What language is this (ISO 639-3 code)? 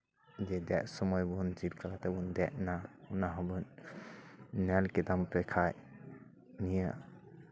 sat